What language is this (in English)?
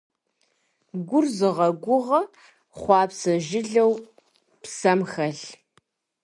Kabardian